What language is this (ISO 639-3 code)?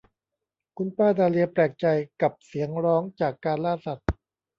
tha